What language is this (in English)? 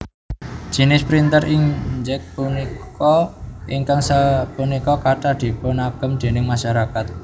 Javanese